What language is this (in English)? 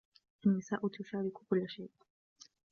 Arabic